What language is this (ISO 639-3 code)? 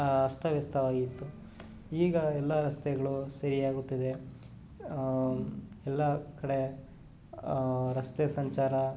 kan